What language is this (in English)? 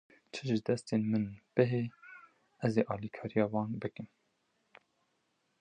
Kurdish